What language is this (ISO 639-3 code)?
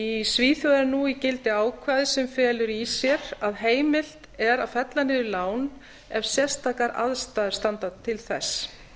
isl